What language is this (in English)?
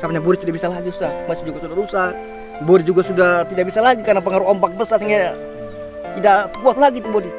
Indonesian